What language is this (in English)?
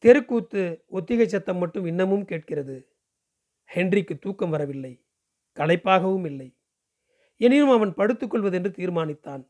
Tamil